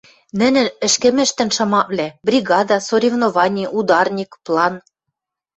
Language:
Western Mari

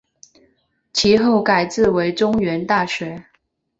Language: Chinese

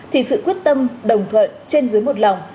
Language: Vietnamese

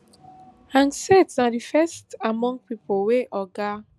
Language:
Nigerian Pidgin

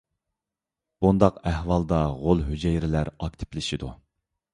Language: Uyghur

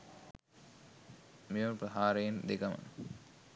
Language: Sinhala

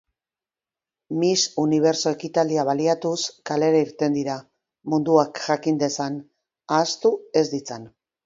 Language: Basque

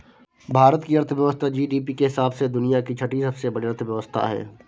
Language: Hindi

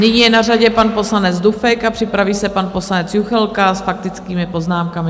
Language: Czech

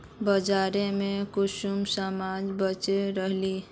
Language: Magahi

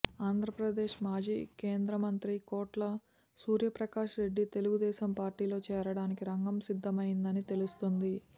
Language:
Telugu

